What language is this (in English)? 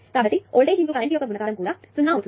Telugu